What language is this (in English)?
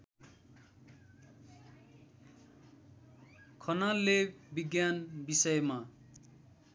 Nepali